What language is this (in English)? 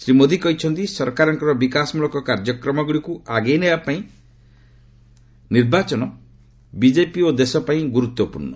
Odia